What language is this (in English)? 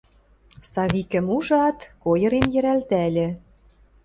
Western Mari